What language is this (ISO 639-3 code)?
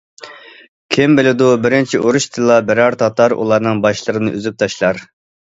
uig